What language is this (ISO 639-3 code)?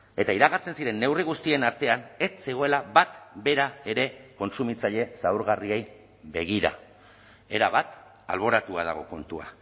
eus